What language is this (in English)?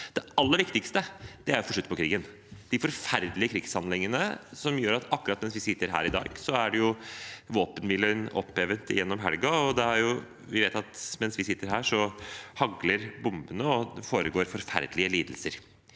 Norwegian